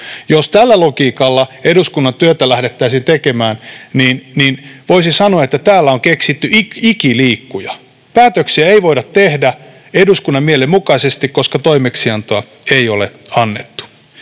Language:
Finnish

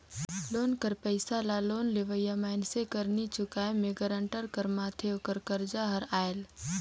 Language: Chhattisgarhi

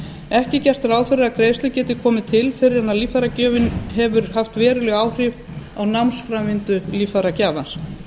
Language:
Icelandic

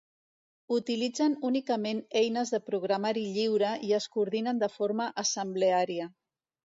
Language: Catalan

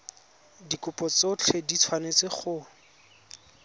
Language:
Tswana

